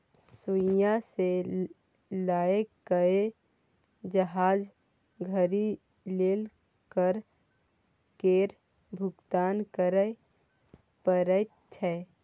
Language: Maithili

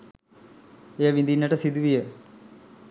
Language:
Sinhala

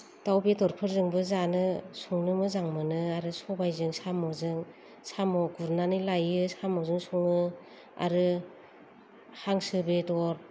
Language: Bodo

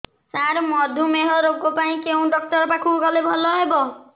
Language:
Odia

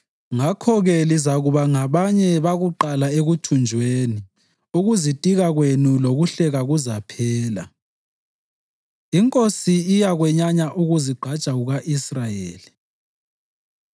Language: North Ndebele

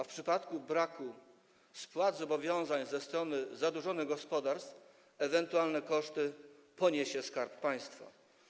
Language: Polish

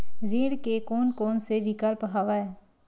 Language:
Chhattisgarhi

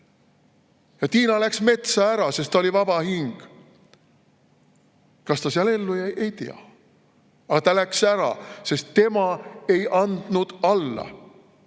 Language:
Estonian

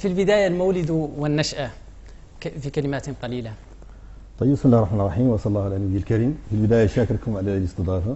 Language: Arabic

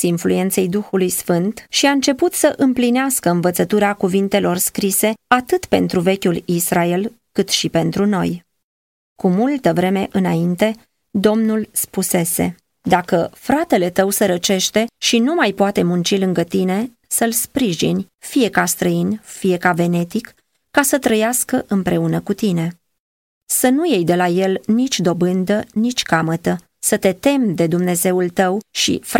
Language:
Romanian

